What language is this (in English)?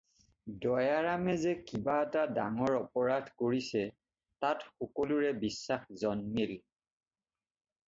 Assamese